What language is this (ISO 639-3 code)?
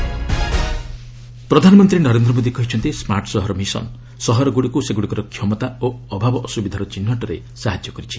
ori